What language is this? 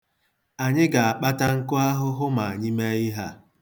Igbo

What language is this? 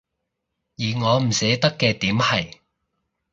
Cantonese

